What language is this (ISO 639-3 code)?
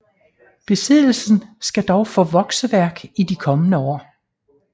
dan